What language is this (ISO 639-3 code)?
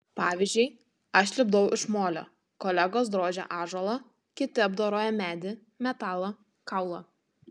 lit